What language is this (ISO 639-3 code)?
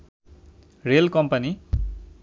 ben